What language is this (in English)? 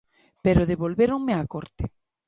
Galician